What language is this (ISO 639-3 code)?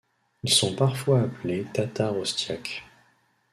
fra